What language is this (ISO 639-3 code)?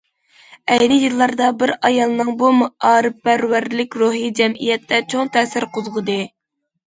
uig